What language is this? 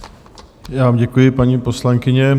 Czech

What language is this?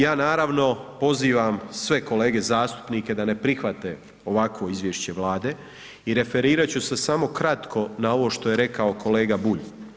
Croatian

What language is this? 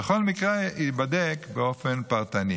Hebrew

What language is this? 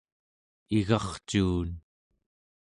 Central Yupik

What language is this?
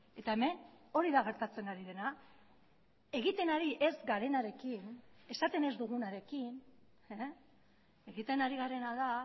Basque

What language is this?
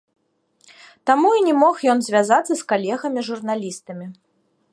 Belarusian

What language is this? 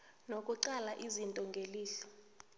South Ndebele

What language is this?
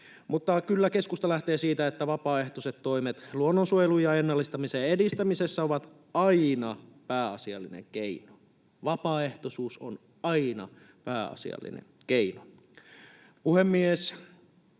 Finnish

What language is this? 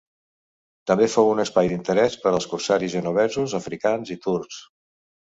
Catalan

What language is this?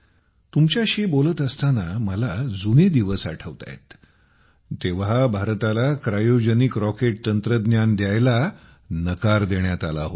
Marathi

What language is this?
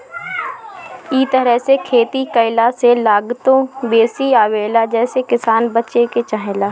Bhojpuri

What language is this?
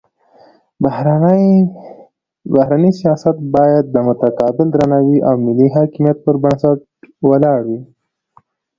Pashto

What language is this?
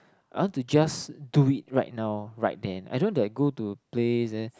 English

